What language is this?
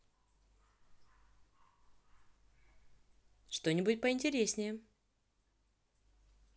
Russian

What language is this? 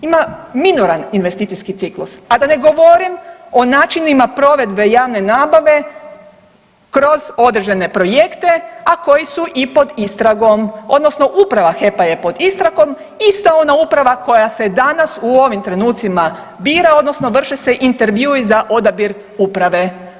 Croatian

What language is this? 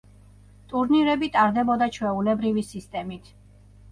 Georgian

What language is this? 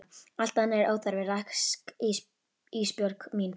Icelandic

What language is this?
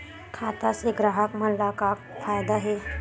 Chhattisgarhi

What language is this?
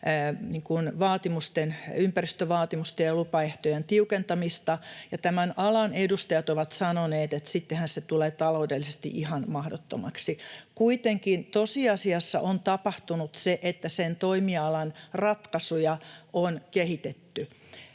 Finnish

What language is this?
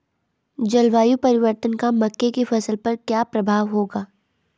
Hindi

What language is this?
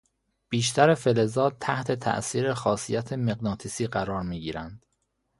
Persian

